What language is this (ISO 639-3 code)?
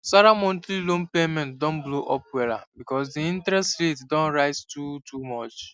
pcm